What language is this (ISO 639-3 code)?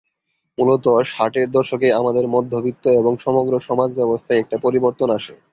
ben